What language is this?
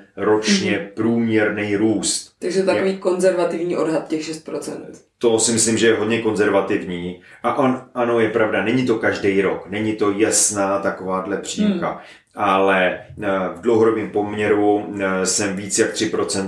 Czech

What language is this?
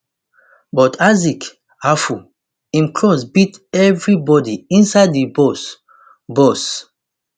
Nigerian Pidgin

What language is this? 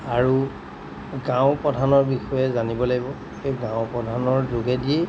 Assamese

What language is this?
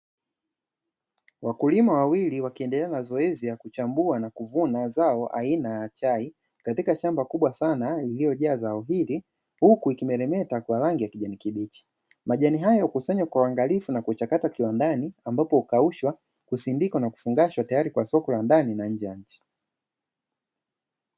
Swahili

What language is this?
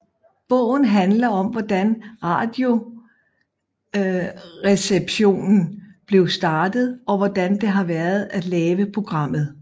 Danish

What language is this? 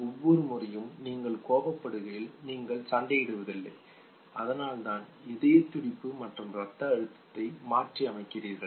Tamil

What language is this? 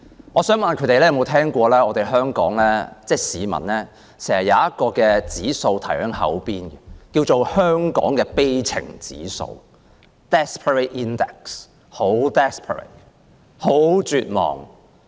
Cantonese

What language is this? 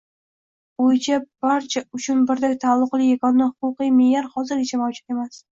Uzbek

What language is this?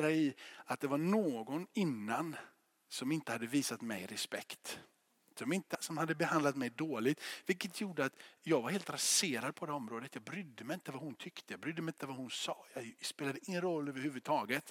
Swedish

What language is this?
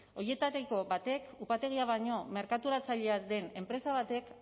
Basque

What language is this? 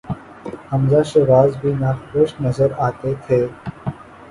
Urdu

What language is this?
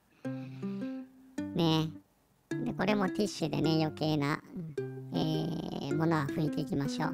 Japanese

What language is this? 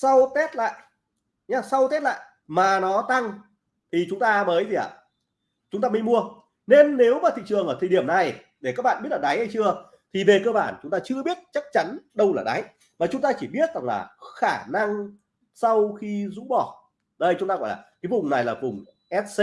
Vietnamese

